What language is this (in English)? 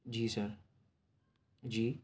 Urdu